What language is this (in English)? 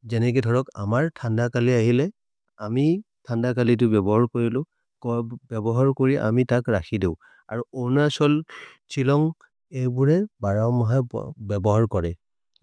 Maria (India)